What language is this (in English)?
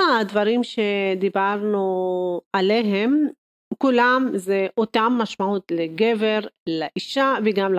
Hebrew